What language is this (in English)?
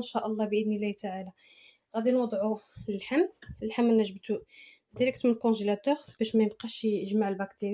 Arabic